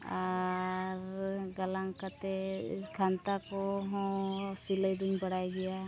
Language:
Santali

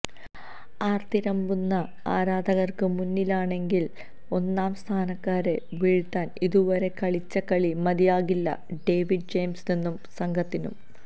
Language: Malayalam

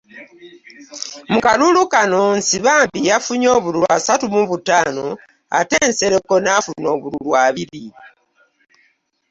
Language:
Ganda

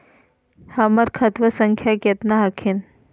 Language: Magahi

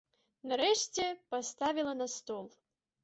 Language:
Belarusian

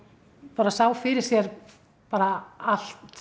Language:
Icelandic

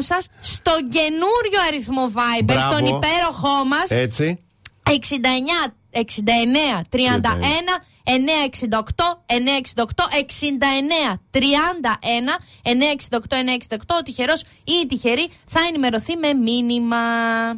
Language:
Greek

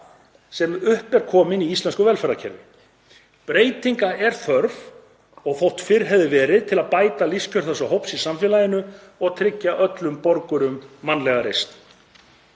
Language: Icelandic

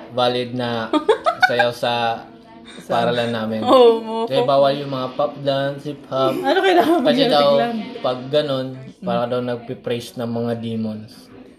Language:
Filipino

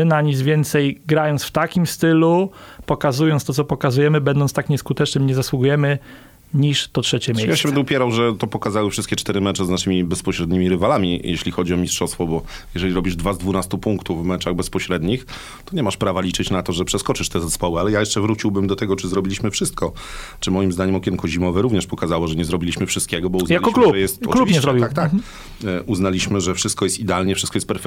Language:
Polish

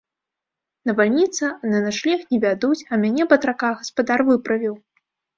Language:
Belarusian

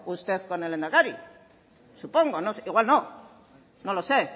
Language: Spanish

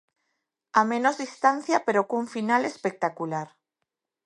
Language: Galician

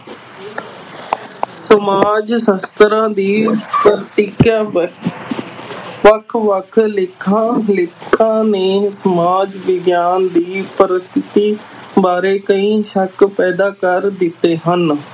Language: Punjabi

